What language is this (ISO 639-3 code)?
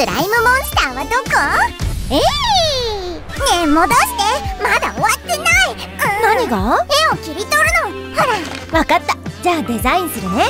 jpn